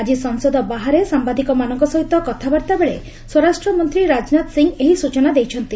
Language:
Odia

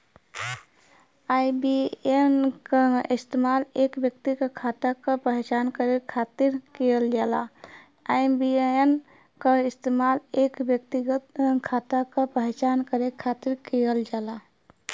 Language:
Bhojpuri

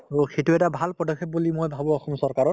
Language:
Assamese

